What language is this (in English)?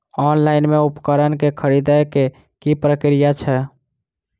Maithili